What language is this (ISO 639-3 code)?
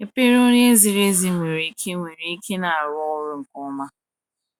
ibo